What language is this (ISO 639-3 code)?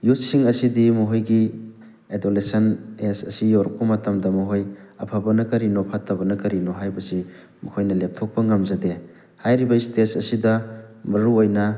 mni